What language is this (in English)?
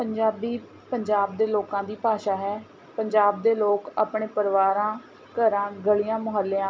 Punjabi